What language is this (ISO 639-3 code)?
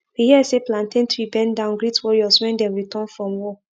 pcm